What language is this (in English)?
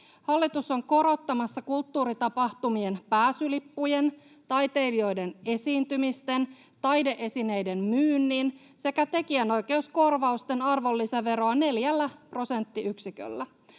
Finnish